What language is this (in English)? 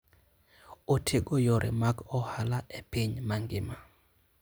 Luo (Kenya and Tanzania)